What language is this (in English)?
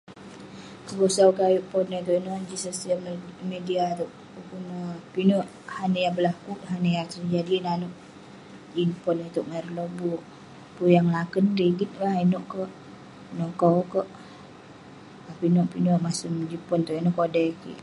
Western Penan